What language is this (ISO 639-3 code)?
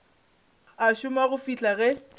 nso